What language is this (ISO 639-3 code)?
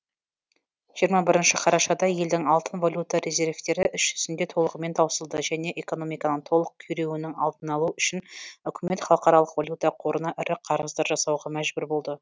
kaz